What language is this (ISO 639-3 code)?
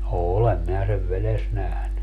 fin